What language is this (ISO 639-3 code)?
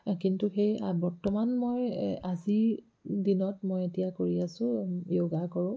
asm